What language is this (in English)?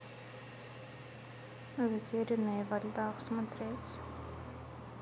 Russian